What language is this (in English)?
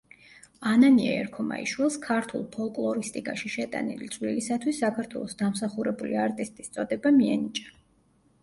Georgian